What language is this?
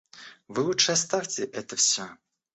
Russian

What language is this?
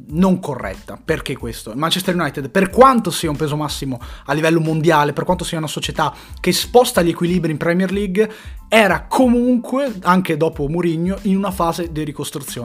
Italian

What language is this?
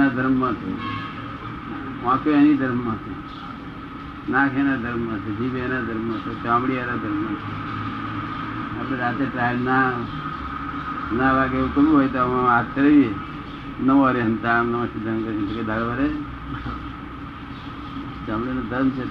Gujarati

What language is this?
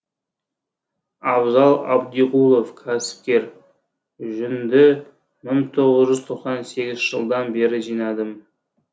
Kazakh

